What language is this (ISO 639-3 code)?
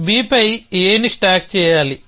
tel